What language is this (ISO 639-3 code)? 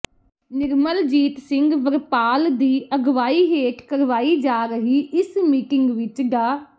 pan